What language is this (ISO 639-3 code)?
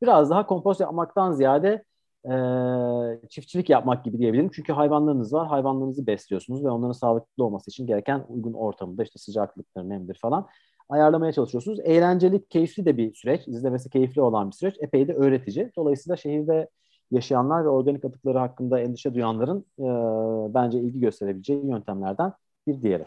tur